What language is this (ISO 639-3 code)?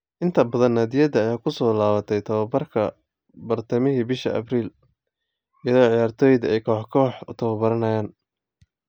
som